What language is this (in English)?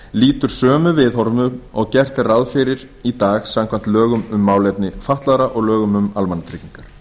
Icelandic